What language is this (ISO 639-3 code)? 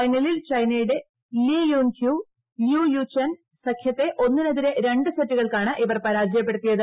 mal